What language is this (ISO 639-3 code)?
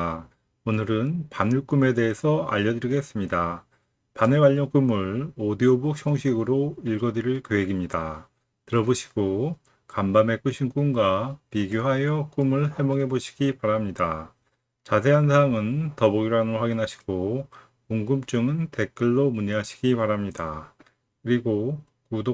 kor